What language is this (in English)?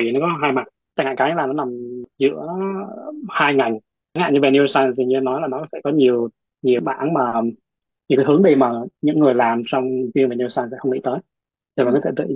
Vietnamese